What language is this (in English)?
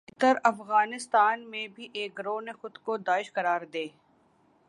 Urdu